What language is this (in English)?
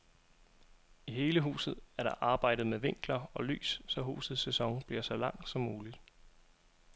Danish